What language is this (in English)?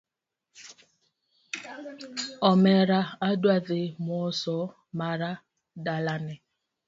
Luo (Kenya and Tanzania)